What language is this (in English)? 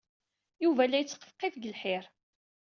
Kabyle